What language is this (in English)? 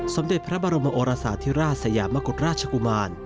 Thai